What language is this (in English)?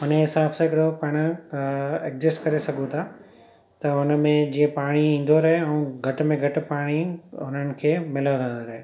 Sindhi